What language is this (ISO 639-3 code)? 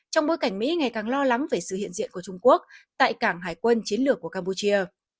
vie